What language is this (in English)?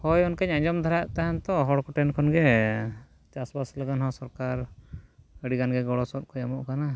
Santali